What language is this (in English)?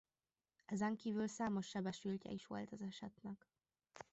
Hungarian